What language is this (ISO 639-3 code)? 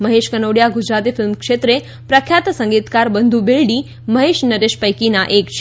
guj